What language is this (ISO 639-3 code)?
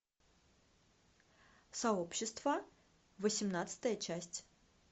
rus